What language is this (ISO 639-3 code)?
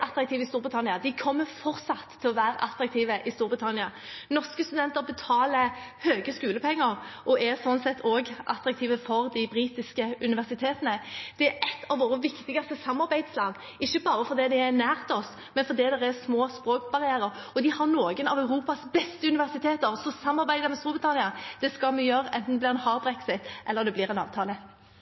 nob